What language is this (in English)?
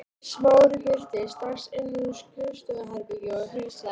Icelandic